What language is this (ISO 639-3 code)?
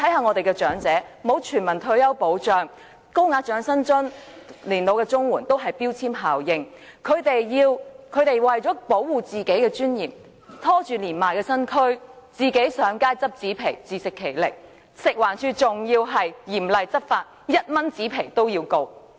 yue